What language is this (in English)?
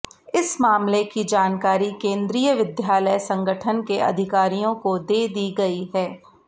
Hindi